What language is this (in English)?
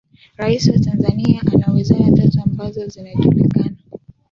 Swahili